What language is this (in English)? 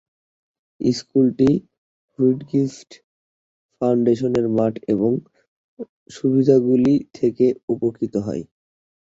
Bangla